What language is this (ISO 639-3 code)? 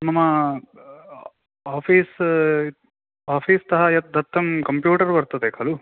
san